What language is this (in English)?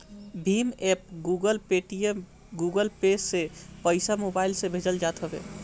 Bhojpuri